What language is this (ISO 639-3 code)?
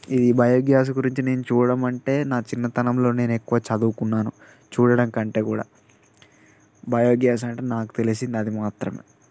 tel